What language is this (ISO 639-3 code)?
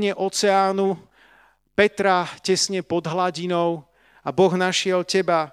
slk